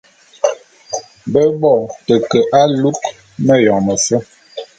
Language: Bulu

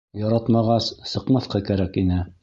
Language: Bashkir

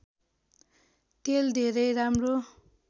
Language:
Nepali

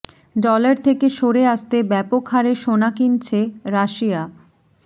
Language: Bangla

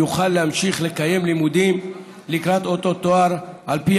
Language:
Hebrew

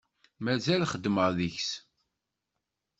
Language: Kabyle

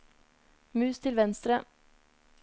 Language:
Norwegian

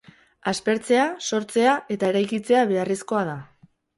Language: Basque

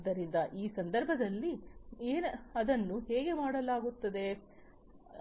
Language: Kannada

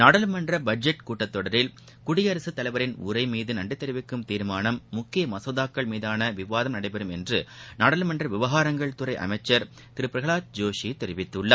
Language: Tamil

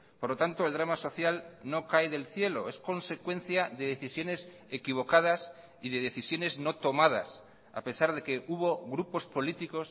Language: Spanish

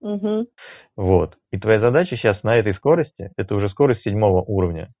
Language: Russian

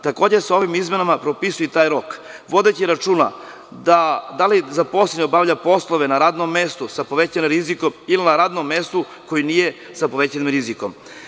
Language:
Serbian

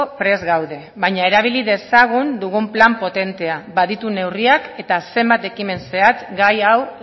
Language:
Basque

